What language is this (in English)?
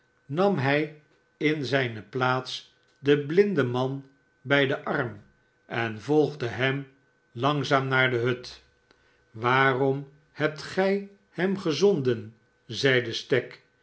Dutch